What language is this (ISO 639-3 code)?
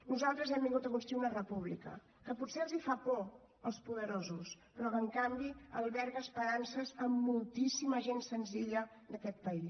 cat